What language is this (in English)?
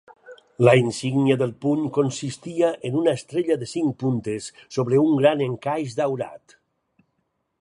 Catalan